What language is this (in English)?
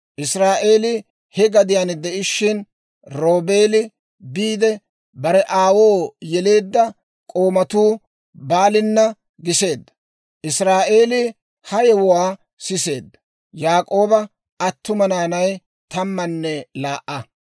Dawro